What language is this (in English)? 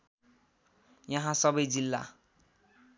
Nepali